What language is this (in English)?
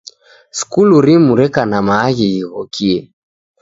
Taita